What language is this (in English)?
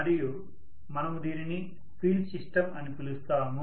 Telugu